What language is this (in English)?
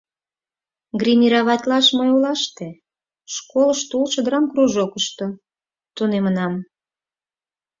Mari